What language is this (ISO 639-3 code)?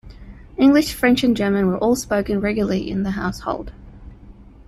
eng